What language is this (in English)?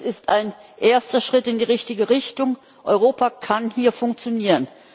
German